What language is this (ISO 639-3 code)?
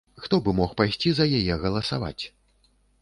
bel